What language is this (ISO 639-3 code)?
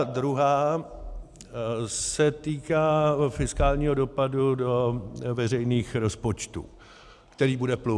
ces